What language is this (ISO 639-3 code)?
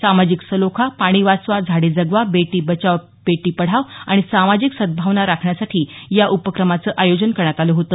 mar